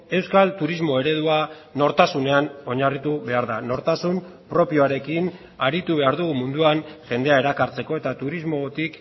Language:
Basque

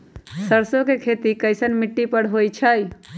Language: Magahi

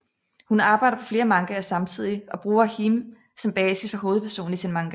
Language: Danish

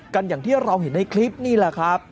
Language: Thai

